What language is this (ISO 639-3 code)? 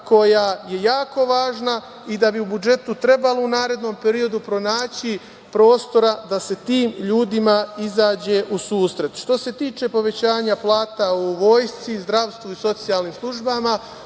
srp